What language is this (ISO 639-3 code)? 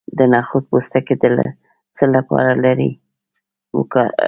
pus